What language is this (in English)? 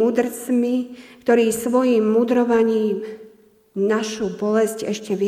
Slovak